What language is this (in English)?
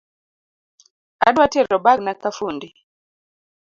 Luo (Kenya and Tanzania)